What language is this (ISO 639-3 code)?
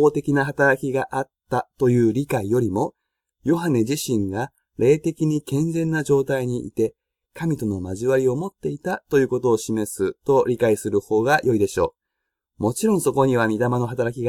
jpn